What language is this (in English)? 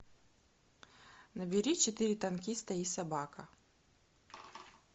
Russian